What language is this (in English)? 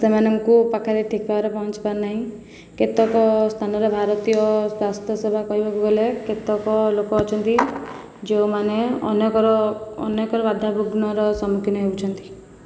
Odia